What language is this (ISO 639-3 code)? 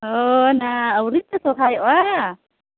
sat